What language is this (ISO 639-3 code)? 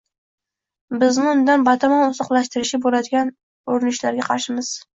uzb